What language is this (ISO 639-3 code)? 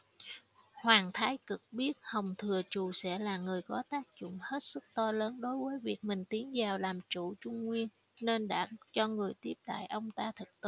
vie